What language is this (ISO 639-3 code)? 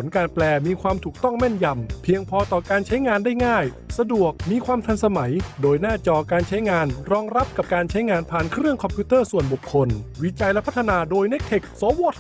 tha